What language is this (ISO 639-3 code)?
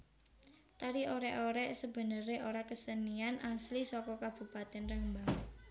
jav